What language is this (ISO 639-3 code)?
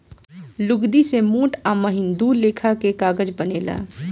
bho